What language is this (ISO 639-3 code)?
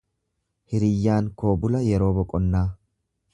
orm